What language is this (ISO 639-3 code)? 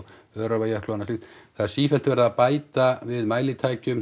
isl